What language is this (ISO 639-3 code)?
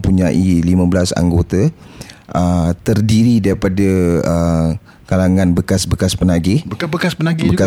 msa